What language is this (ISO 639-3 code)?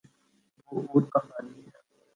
urd